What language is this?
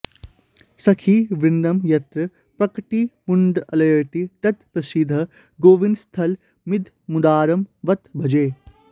Sanskrit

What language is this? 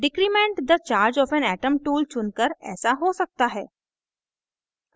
Hindi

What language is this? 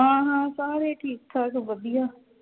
Punjabi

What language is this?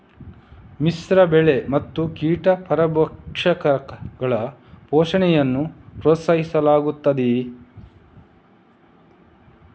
Kannada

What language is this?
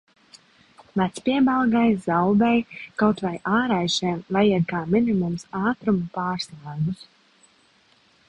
Latvian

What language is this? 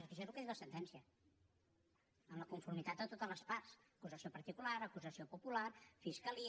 Catalan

